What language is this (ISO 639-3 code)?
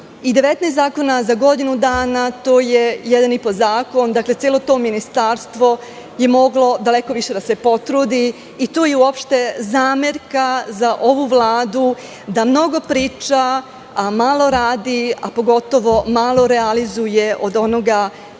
srp